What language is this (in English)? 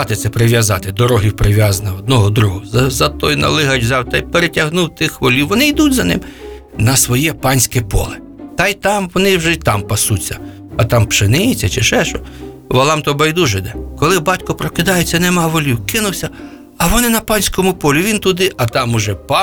Ukrainian